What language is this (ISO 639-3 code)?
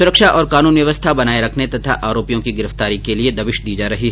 hin